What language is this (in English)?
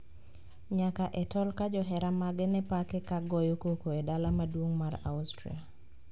Luo (Kenya and Tanzania)